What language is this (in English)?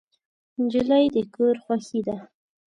Pashto